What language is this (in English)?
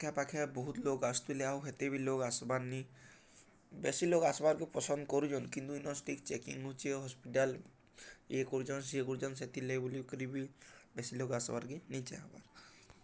Odia